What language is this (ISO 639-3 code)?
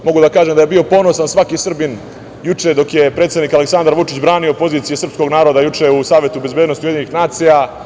srp